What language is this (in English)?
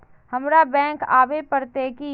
Magahi